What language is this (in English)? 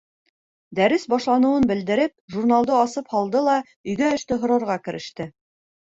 Bashkir